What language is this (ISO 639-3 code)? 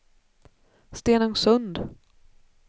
swe